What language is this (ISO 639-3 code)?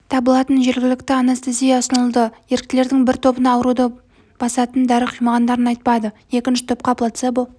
kaz